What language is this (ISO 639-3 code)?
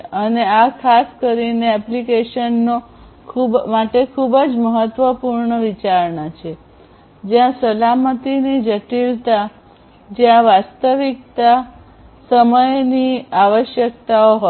guj